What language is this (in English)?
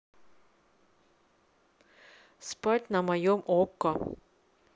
Russian